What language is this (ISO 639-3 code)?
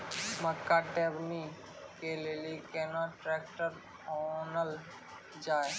mai